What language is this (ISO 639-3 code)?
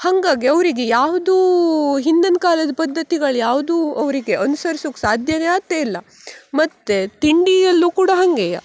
kan